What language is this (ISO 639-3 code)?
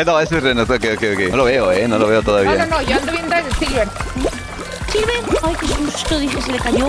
spa